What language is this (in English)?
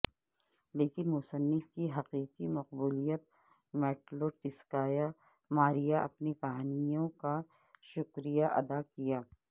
Urdu